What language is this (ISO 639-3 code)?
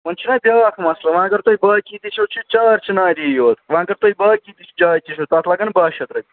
kas